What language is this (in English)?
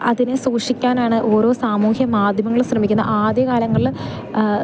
Malayalam